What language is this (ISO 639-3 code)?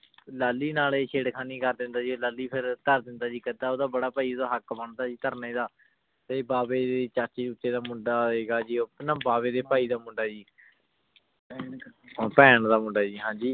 pan